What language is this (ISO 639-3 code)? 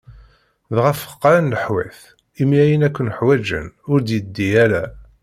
kab